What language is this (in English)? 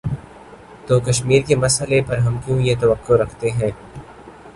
Urdu